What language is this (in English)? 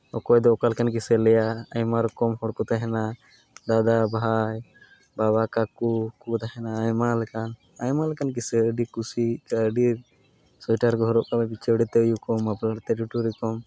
Santali